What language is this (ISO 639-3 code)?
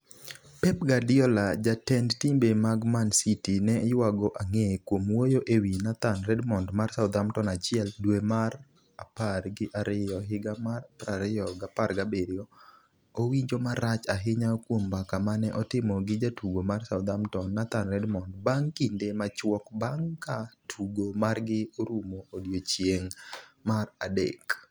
luo